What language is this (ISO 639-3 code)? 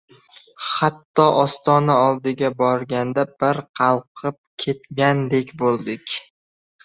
uzb